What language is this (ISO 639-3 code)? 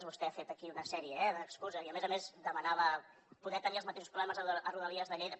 cat